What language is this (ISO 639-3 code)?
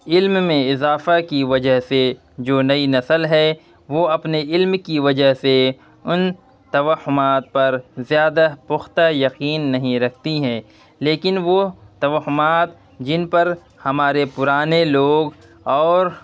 urd